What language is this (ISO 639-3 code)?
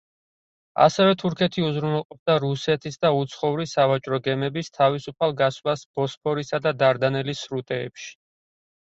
kat